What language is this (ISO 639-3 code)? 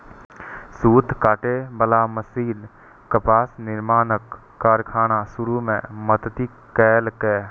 mai